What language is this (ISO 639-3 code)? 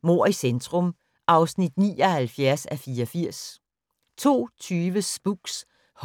dan